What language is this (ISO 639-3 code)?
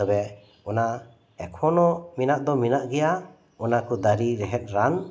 sat